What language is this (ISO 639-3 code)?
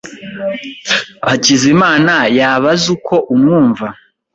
kin